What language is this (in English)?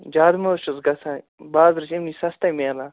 Kashmiri